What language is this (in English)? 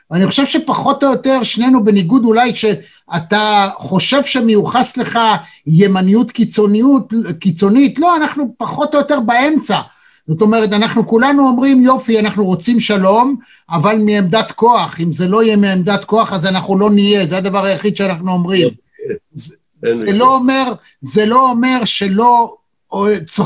Hebrew